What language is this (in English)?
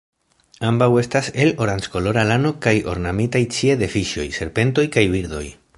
Esperanto